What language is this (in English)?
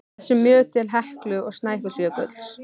Icelandic